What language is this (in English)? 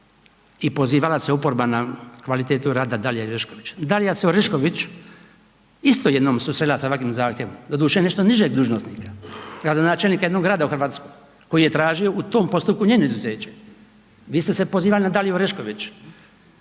Croatian